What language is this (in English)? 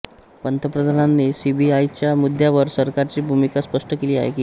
Marathi